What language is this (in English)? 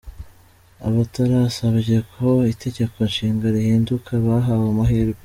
Kinyarwanda